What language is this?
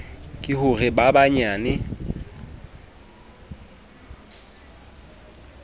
Southern Sotho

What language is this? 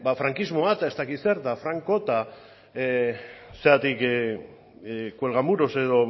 Basque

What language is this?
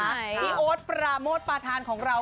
Thai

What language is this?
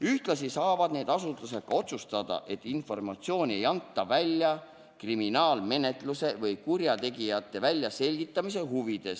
Estonian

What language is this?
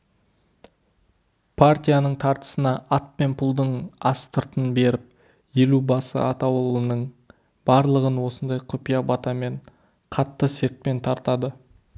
Kazakh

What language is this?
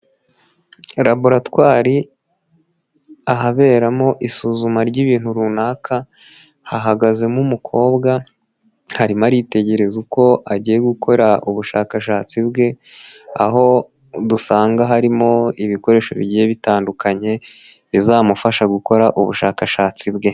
Kinyarwanda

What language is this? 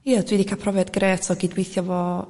Welsh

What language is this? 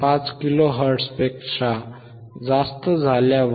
Marathi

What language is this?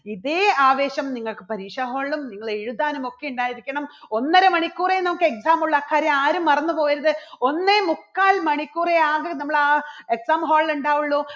Malayalam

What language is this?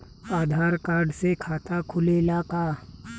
Bhojpuri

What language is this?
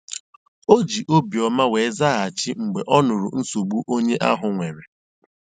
Igbo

